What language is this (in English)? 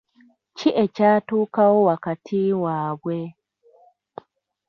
Ganda